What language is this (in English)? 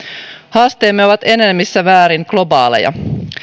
Finnish